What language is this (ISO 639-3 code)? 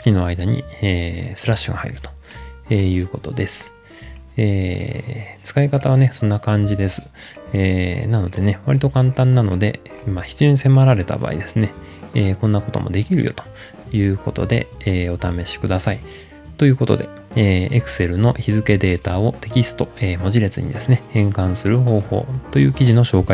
jpn